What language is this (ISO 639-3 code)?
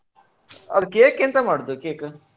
kan